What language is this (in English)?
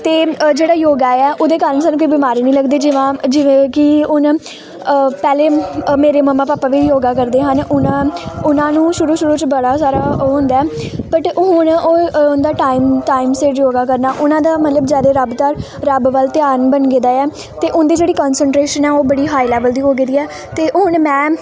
Punjabi